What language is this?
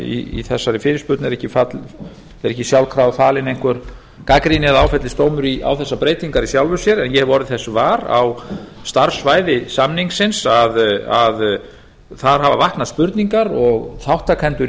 Icelandic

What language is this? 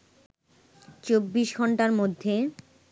Bangla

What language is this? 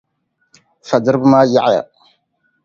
Dagbani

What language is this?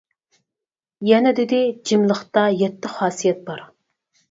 Uyghur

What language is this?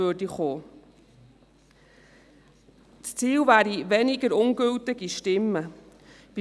Swiss German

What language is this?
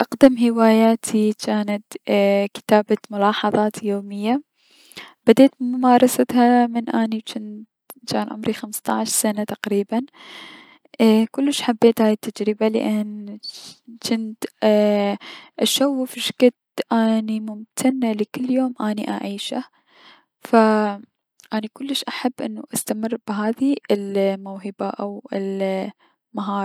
Mesopotamian Arabic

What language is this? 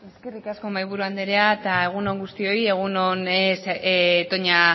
Basque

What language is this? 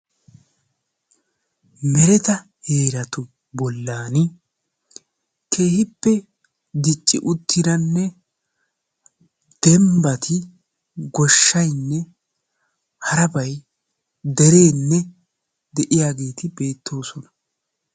Wolaytta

